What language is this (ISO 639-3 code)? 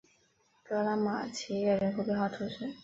zho